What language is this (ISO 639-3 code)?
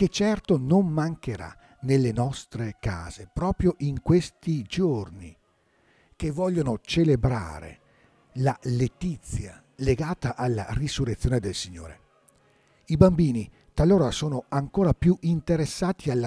ita